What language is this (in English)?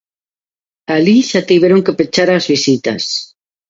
Galician